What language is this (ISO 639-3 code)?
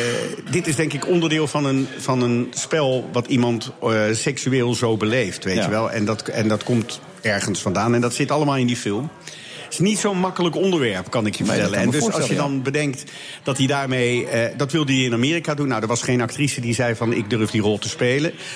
nld